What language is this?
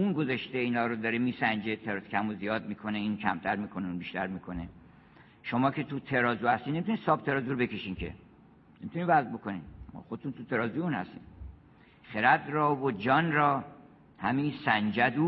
Persian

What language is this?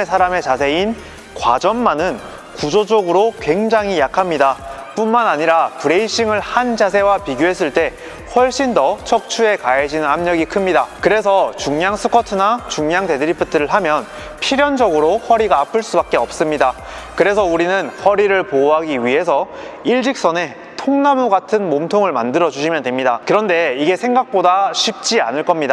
Korean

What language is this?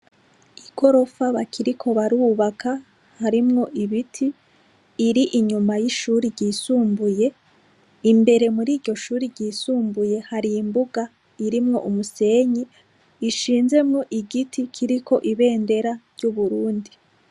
Rundi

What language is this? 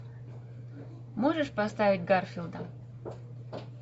Russian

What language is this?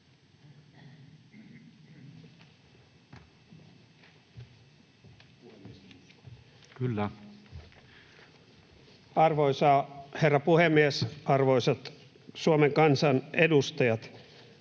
Finnish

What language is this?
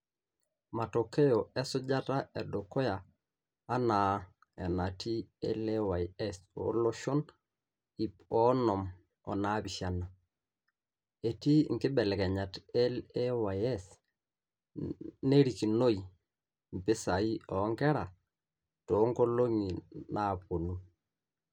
Masai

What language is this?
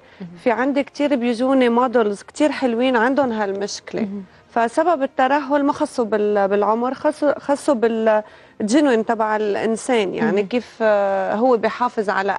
Arabic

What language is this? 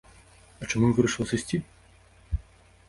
Belarusian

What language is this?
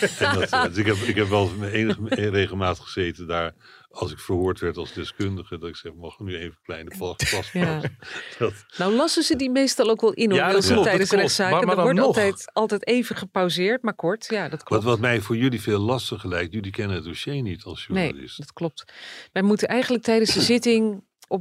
Dutch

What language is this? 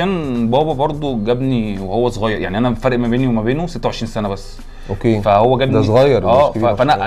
Arabic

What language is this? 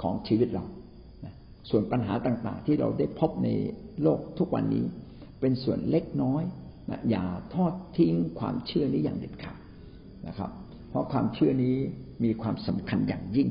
Thai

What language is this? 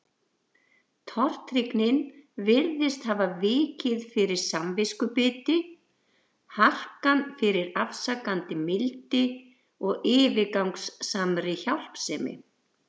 Icelandic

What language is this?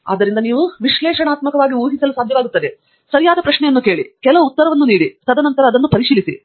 Kannada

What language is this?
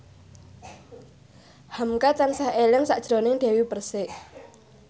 Javanese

